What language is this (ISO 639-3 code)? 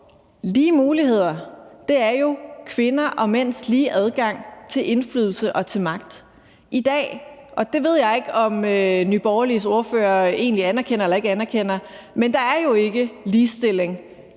dan